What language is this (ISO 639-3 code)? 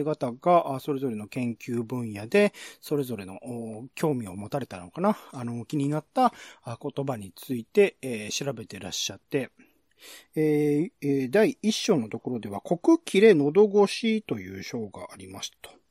jpn